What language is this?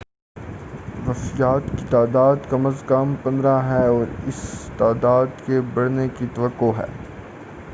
Urdu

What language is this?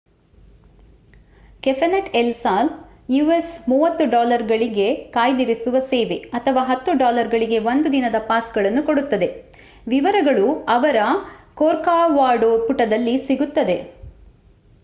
Kannada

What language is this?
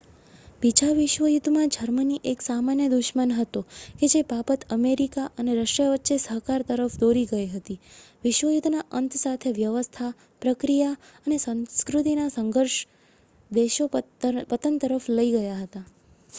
Gujarati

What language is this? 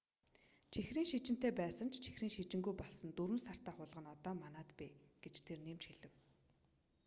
Mongolian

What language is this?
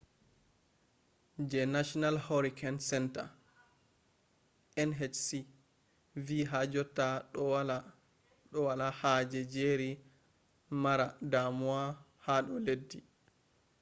Fula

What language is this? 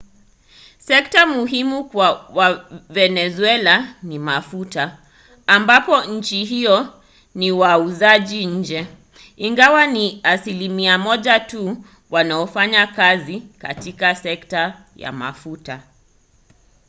Swahili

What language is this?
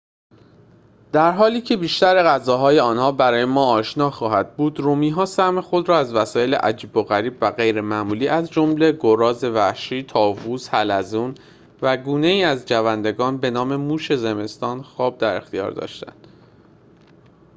Persian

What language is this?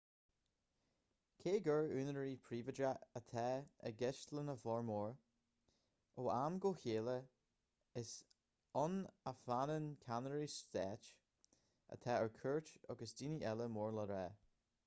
Irish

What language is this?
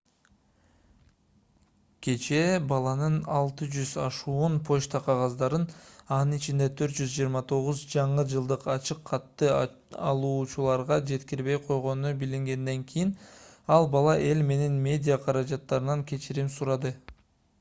Kyrgyz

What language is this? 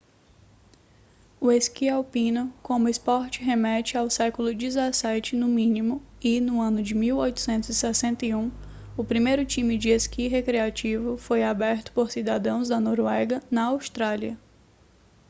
Portuguese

